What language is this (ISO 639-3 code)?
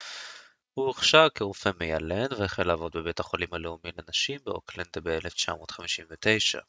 heb